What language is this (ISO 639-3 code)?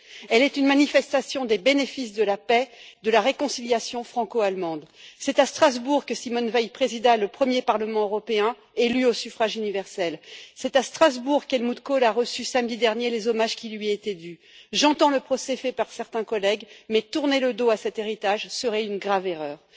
fra